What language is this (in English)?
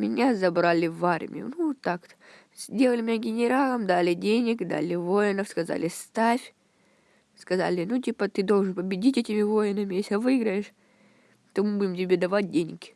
Russian